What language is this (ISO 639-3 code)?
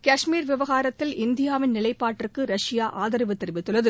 tam